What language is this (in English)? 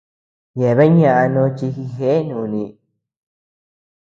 Tepeuxila Cuicatec